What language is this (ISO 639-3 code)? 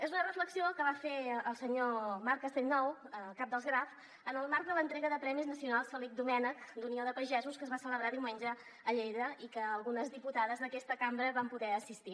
cat